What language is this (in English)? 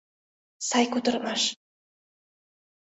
Mari